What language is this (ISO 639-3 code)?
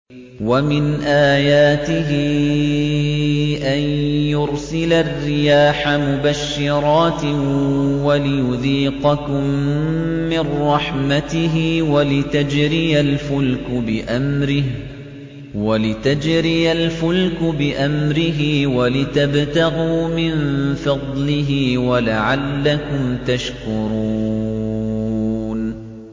ara